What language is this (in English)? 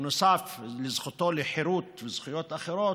Hebrew